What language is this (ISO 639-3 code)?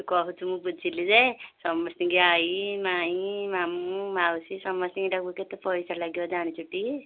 ori